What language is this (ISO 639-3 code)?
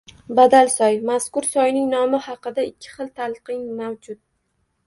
uzb